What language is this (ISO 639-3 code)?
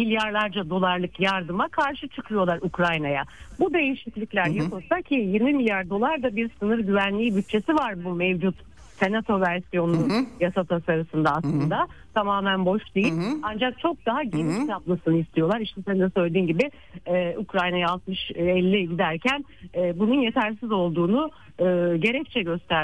tur